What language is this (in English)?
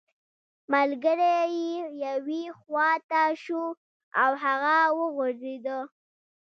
Pashto